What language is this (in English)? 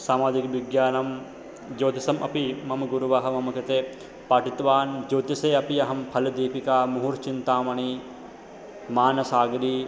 Sanskrit